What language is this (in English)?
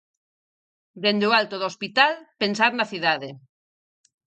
Galician